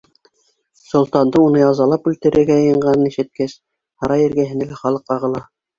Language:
Bashkir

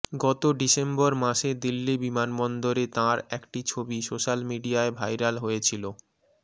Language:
Bangla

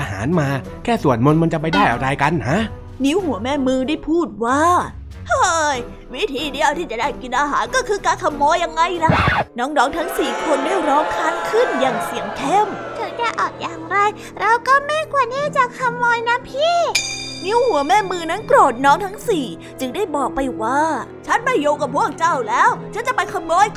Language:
Thai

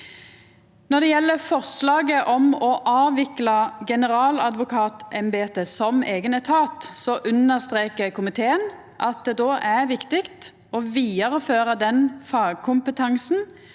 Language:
Norwegian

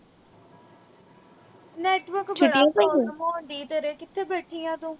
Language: Punjabi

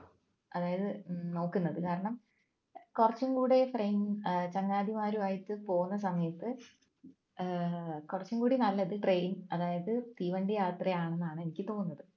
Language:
Malayalam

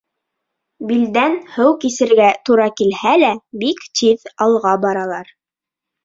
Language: Bashkir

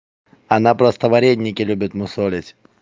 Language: Russian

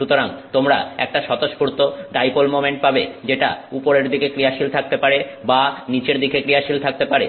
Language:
Bangla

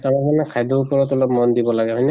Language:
Assamese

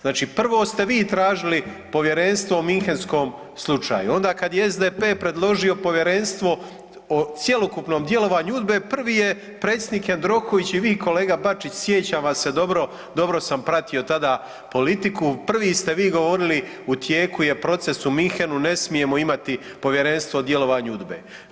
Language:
Croatian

